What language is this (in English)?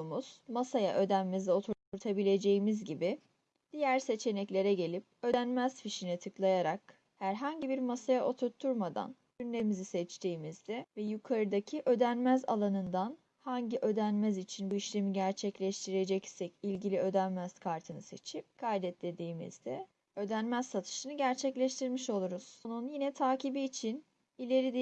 Turkish